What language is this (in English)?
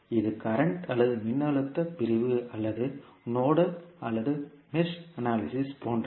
Tamil